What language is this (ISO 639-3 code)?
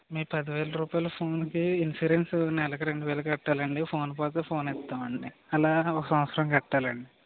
tel